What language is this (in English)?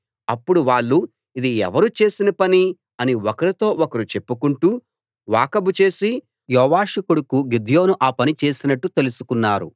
Telugu